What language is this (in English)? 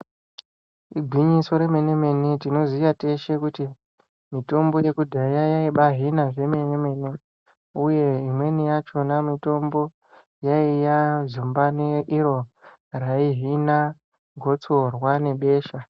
Ndau